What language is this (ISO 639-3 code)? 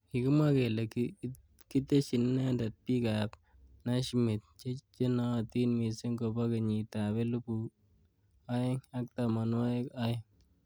kln